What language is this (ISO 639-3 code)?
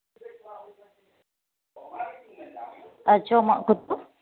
sat